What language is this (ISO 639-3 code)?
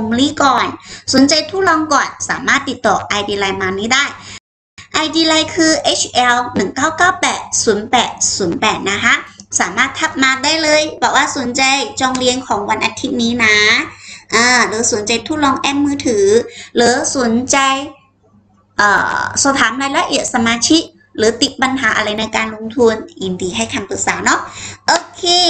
tha